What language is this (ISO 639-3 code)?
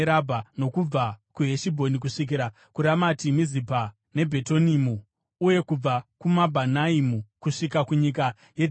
sna